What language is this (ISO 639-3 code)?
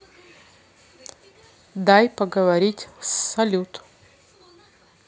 rus